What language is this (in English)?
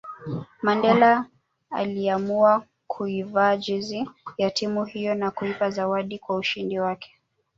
Swahili